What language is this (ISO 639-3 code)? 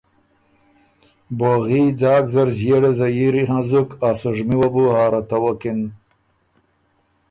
oru